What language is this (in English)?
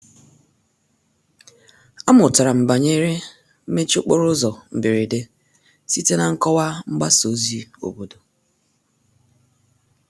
Igbo